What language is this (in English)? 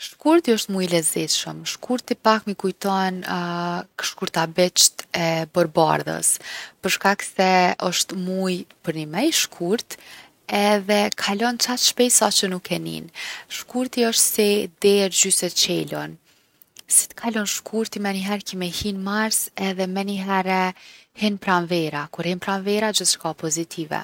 Gheg Albanian